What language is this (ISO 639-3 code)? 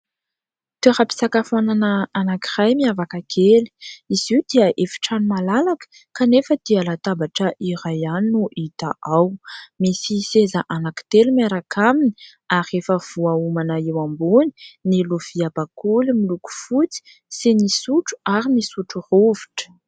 mlg